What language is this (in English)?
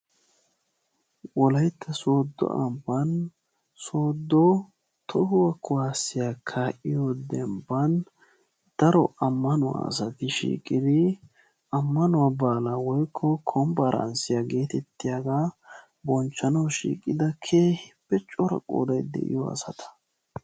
Wolaytta